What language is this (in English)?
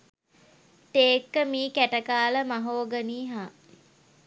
Sinhala